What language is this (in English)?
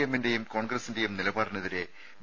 Malayalam